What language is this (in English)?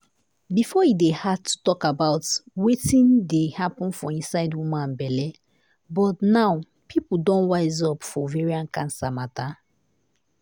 Nigerian Pidgin